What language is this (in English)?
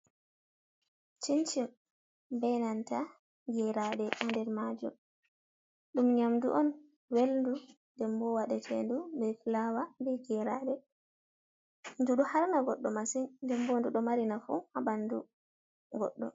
Fula